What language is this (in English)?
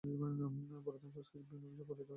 Bangla